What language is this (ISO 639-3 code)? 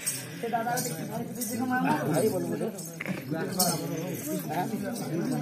ara